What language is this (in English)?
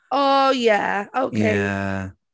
Welsh